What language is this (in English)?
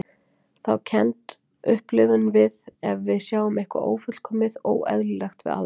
Icelandic